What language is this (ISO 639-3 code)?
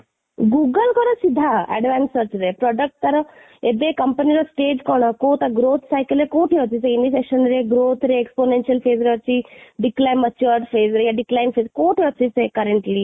ori